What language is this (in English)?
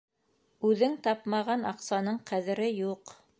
Bashkir